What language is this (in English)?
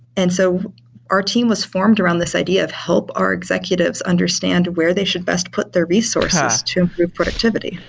English